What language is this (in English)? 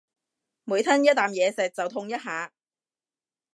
Cantonese